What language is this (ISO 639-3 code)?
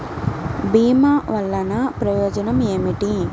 tel